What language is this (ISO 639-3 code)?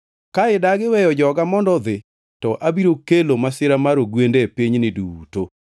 luo